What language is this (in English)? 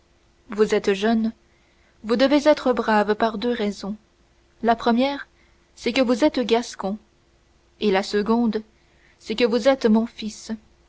French